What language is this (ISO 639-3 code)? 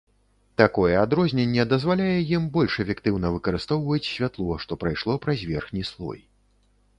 bel